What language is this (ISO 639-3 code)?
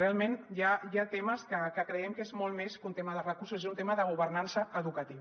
cat